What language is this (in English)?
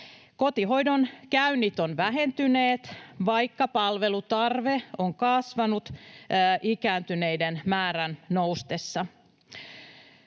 Finnish